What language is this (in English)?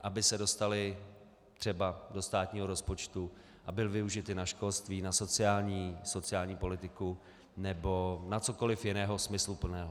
Czech